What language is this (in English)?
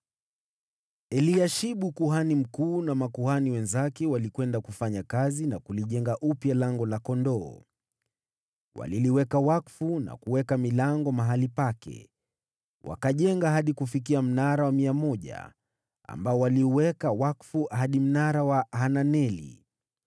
Swahili